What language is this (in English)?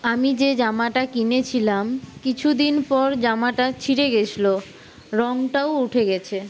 Bangla